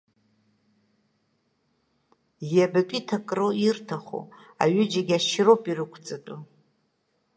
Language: Abkhazian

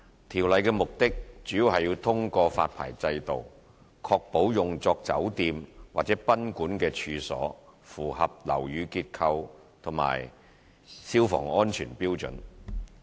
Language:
Cantonese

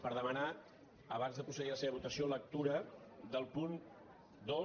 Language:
Catalan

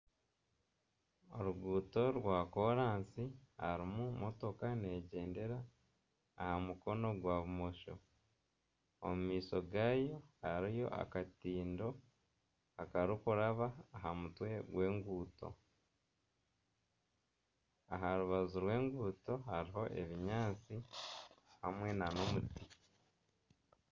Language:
Nyankole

